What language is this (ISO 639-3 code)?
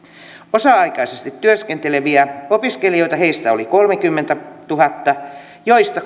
fin